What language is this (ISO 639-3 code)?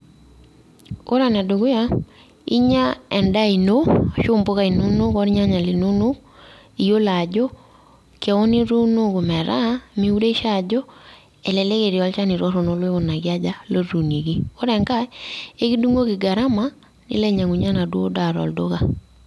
mas